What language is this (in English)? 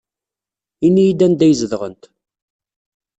Kabyle